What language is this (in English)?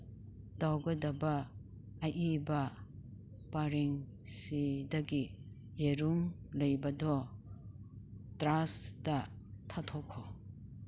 Manipuri